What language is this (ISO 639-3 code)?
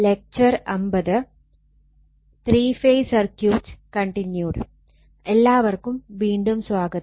mal